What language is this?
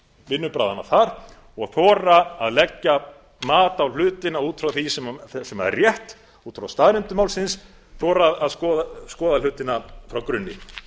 Icelandic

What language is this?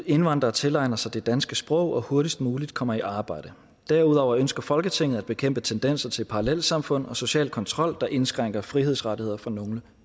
Danish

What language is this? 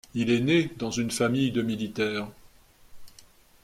French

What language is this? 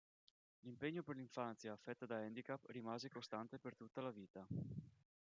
Italian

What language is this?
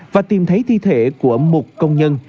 Vietnamese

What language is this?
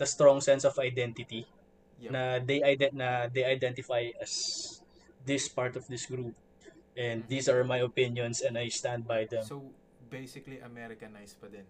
Filipino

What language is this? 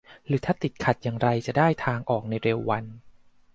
Thai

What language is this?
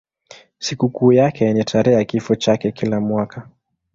Swahili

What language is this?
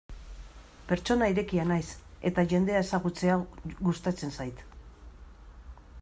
Basque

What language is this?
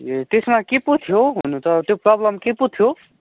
Nepali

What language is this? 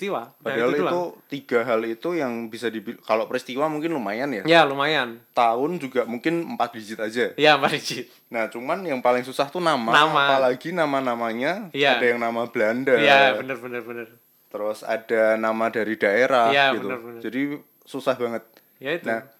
Indonesian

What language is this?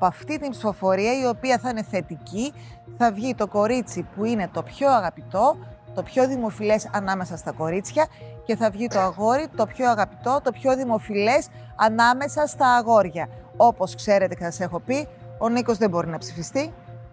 Greek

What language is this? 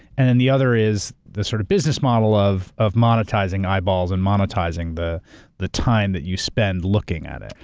English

